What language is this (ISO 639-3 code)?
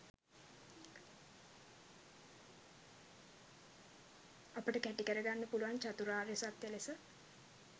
sin